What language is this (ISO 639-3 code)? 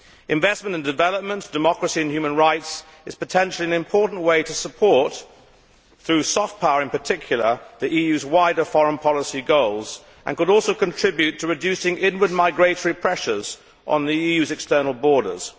eng